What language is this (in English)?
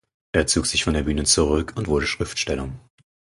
German